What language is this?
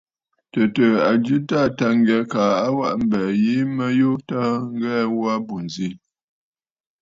Bafut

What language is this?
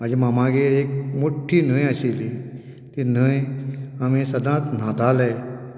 Konkani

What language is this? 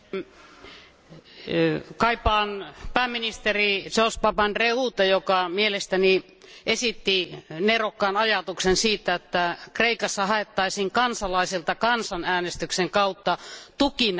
Finnish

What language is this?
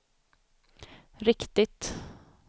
Swedish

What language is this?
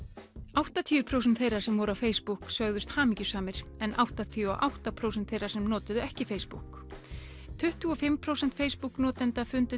Icelandic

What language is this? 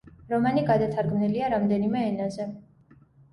Georgian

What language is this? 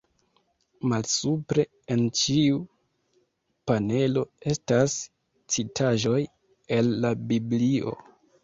Esperanto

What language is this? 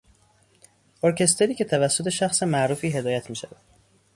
Persian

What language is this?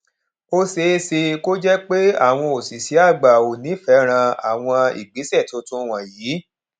Yoruba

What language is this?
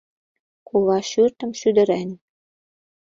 Mari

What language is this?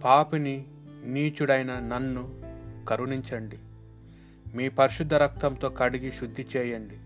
Telugu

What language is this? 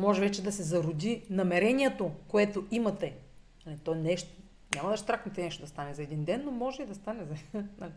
Bulgarian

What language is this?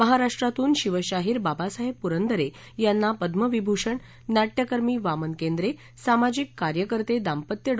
Marathi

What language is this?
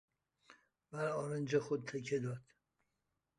Persian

